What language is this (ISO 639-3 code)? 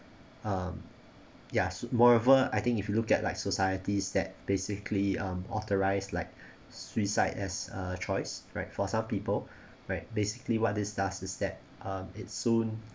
eng